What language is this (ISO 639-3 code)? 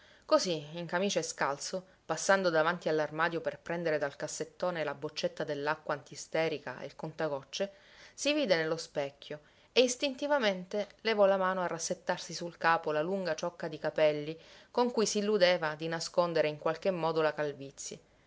ita